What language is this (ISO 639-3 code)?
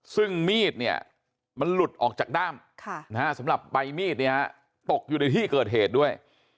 tha